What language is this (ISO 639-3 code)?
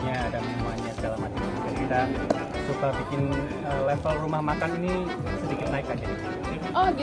ind